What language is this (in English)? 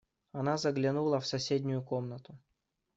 Russian